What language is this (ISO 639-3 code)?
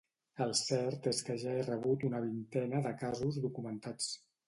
cat